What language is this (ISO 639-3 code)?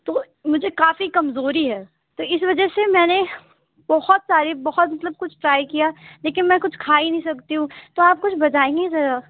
urd